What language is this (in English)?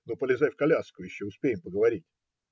Russian